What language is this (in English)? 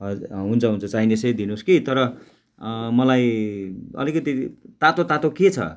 Nepali